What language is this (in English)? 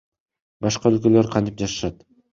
Kyrgyz